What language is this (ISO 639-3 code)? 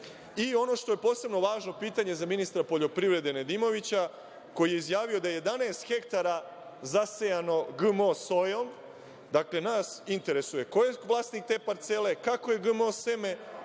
srp